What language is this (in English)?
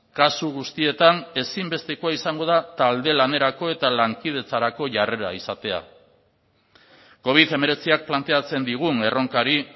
Basque